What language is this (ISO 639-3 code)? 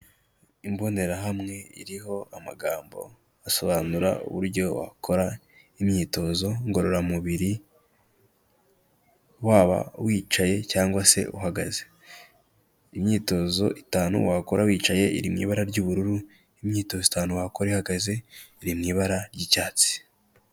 kin